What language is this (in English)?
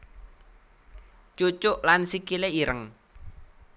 Javanese